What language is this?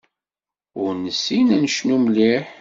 Kabyle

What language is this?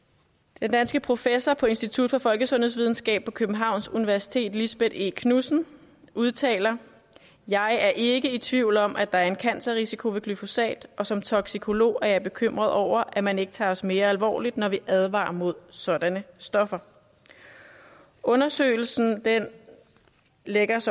Danish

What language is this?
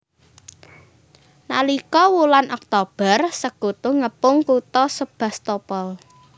Javanese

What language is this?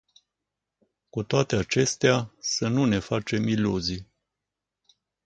Romanian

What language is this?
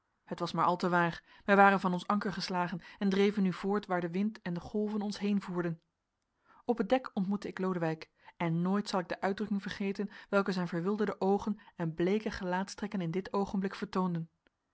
Dutch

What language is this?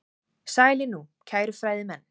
Icelandic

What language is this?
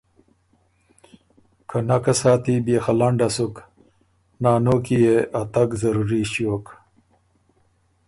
Ormuri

